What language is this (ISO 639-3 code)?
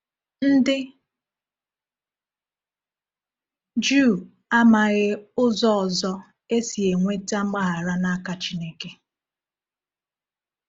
ibo